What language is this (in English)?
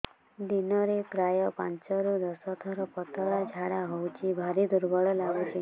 Odia